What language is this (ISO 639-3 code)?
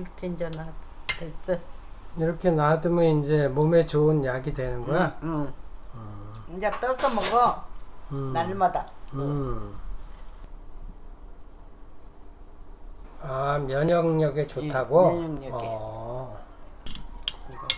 kor